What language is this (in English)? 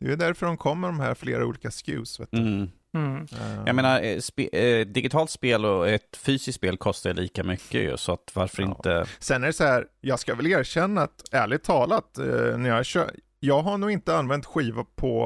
Swedish